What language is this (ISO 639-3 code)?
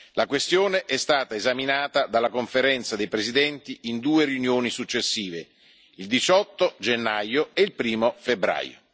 ita